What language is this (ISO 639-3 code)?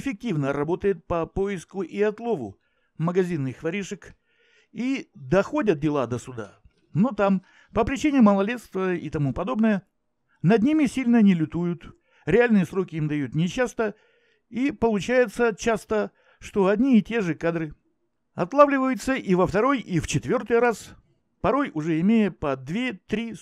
rus